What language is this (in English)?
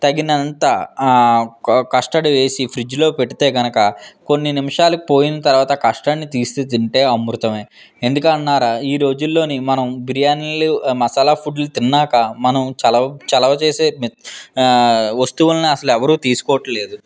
Telugu